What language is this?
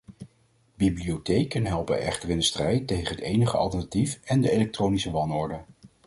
Dutch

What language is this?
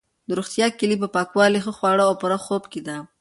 Pashto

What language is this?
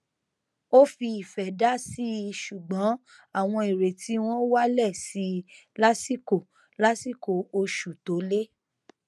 Yoruba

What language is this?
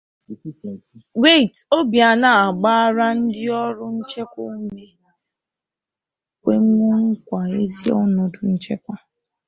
Igbo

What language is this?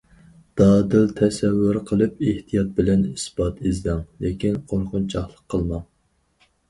Uyghur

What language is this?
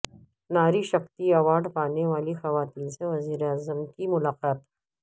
Urdu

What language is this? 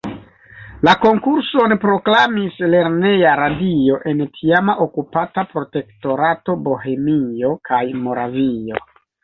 Esperanto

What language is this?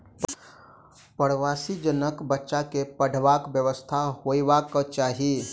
Maithili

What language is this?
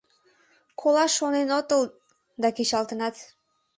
Mari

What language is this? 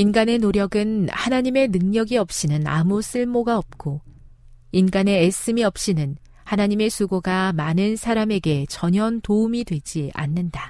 Korean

